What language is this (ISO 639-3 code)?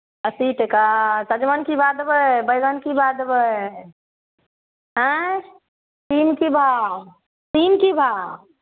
mai